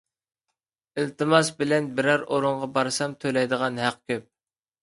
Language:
Uyghur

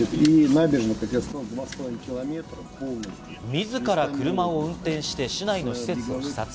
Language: Japanese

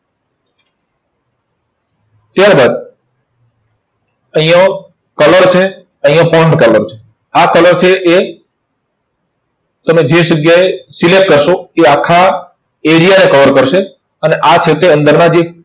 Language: Gujarati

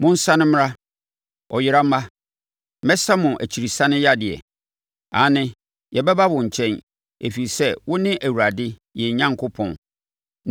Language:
Akan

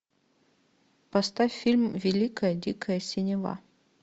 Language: Russian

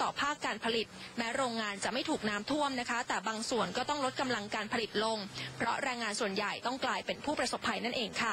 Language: Thai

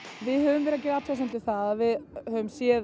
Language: Icelandic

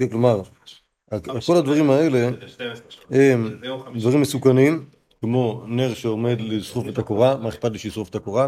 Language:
Hebrew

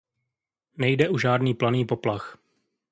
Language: Czech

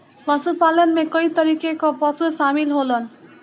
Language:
Bhojpuri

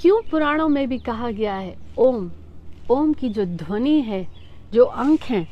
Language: Hindi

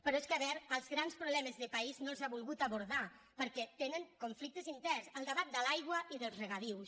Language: Catalan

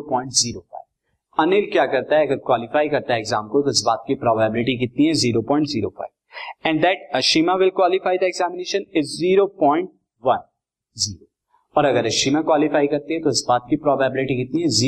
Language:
Hindi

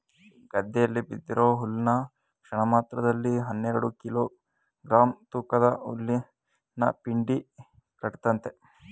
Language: Kannada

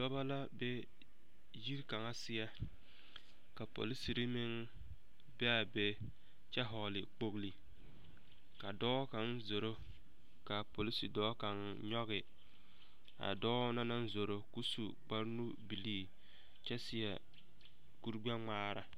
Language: Southern Dagaare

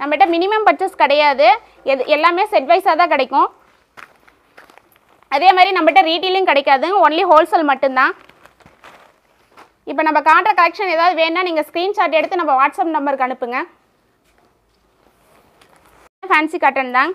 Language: Romanian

